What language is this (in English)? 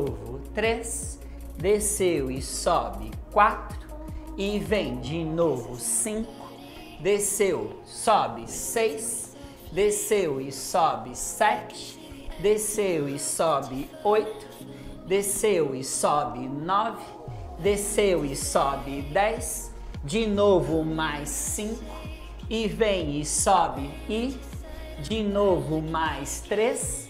Portuguese